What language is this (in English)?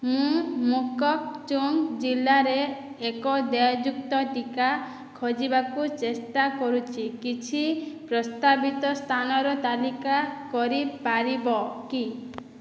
Odia